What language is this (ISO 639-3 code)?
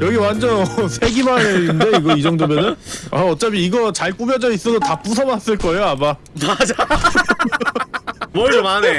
kor